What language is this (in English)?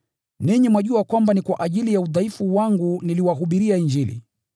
Swahili